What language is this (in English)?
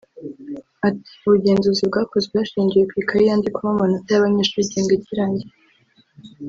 Kinyarwanda